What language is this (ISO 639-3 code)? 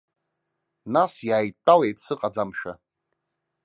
abk